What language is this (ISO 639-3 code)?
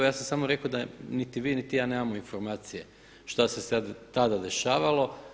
hrv